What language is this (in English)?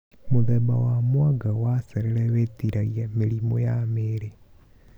Kikuyu